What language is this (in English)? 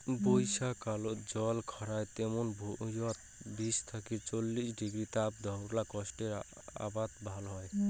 Bangla